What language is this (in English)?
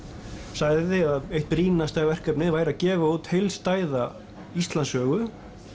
Icelandic